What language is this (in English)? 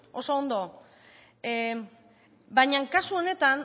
Basque